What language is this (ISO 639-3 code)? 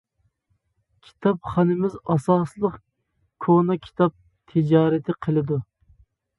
uig